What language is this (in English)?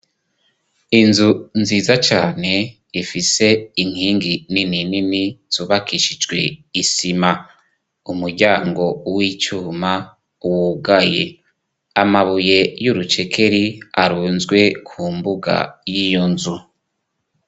Rundi